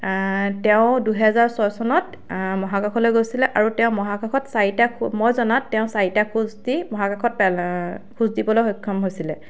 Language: Assamese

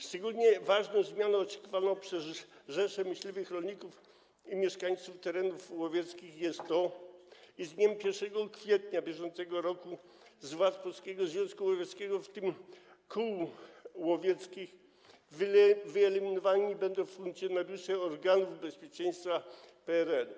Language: Polish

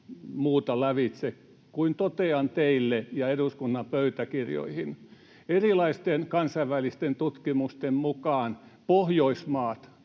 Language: Finnish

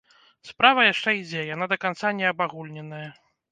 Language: Belarusian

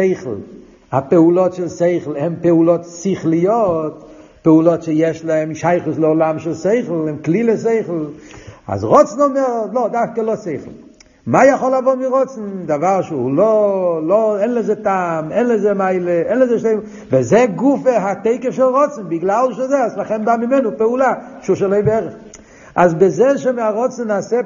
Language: Hebrew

